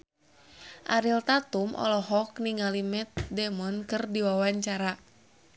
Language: Sundanese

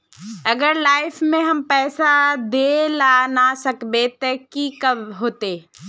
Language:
Magahi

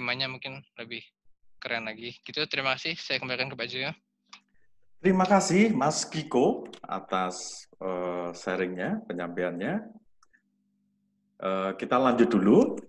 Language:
Indonesian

